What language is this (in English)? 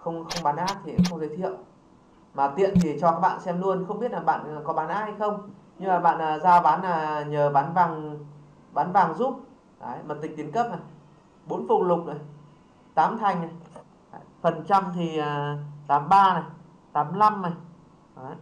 Vietnamese